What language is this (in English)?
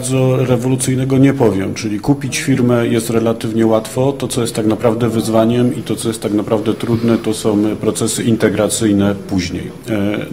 Polish